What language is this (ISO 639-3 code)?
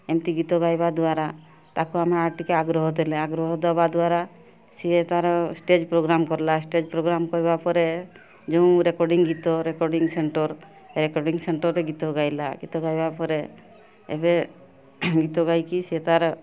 ori